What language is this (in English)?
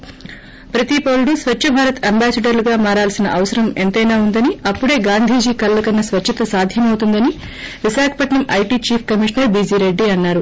Telugu